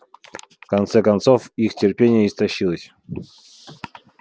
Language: Russian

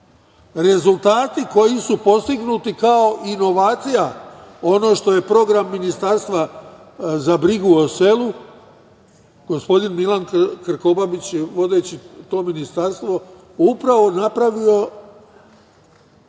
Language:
Serbian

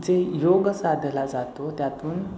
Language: Marathi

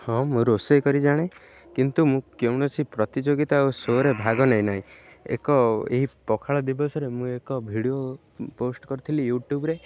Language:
Odia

